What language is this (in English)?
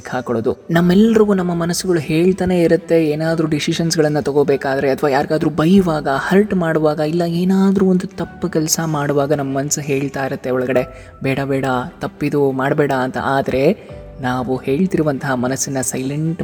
Telugu